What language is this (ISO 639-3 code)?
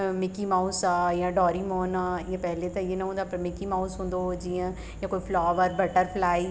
snd